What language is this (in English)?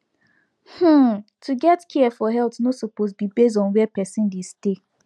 Nigerian Pidgin